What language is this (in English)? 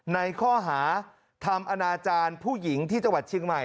Thai